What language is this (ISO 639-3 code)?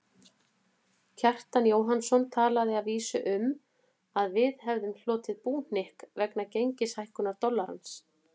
isl